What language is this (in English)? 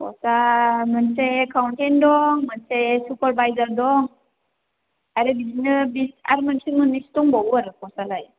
Bodo